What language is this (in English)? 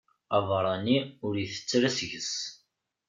Kabyle